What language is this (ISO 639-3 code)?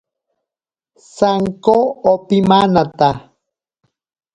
prq